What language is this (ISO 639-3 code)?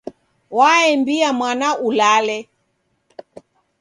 dav